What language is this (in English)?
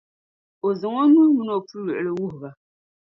Dagbani